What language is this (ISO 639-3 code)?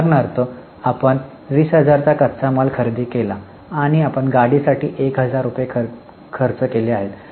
mar